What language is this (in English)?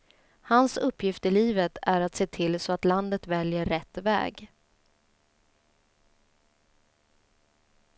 Swedish